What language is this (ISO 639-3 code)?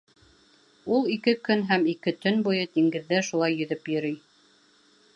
bak